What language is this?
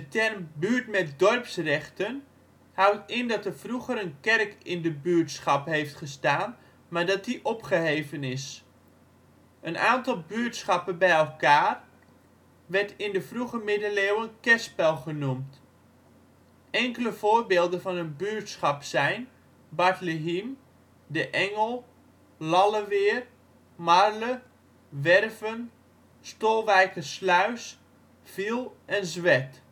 Dutch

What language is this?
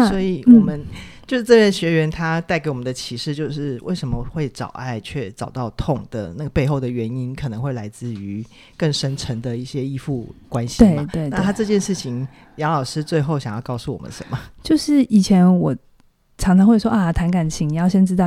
Chinese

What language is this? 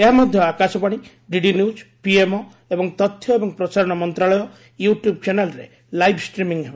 Odia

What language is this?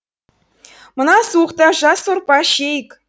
Kazakh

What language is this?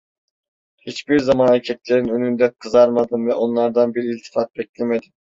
Turkish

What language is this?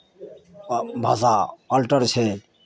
Maithili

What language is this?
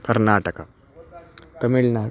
Sanskrit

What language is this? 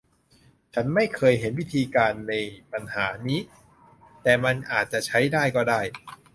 Thai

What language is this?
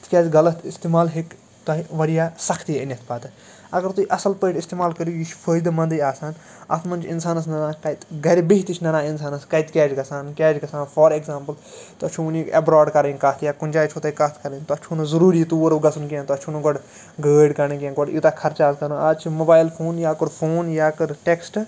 Kashmiri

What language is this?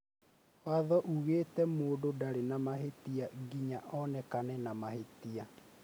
Kikuyu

